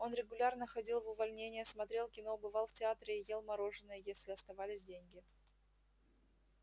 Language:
Russian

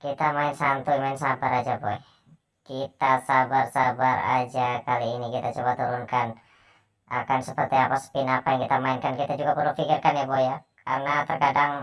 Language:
Indonesian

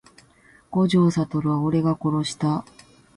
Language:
Japanese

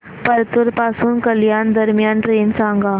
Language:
Marathi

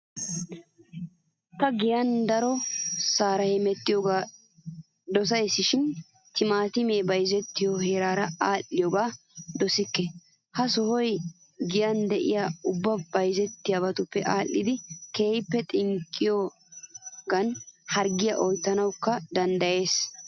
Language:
Wolaytta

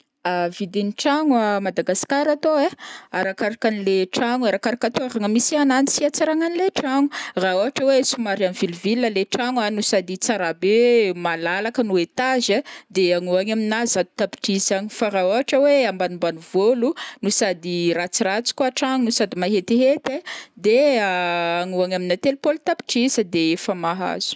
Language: Northern Betsimisaraka Malagasy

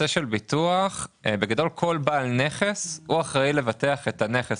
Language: Hebrew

